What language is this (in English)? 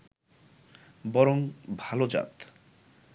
Bangla